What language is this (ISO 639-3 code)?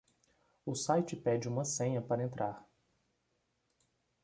por